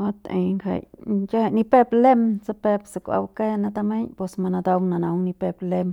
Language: Central Pame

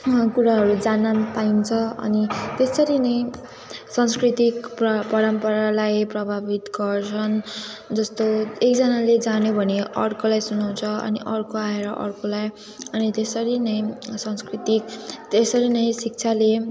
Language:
Nepali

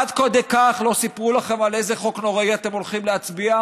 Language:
Hebrew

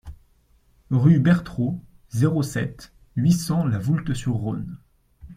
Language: French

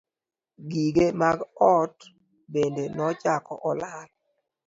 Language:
Luo (Kenya and Tanzania)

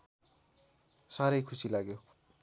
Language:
Nepali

